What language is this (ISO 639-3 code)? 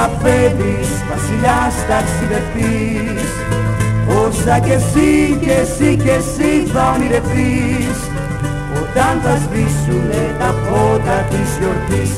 ell